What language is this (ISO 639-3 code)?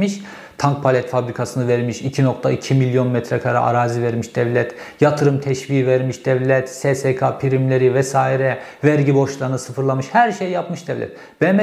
tur